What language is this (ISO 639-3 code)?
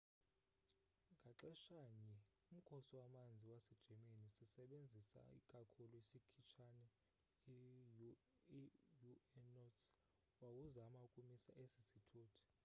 xho